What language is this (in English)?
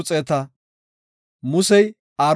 Gofa